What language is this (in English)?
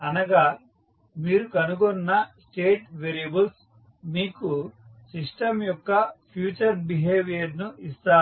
Telugu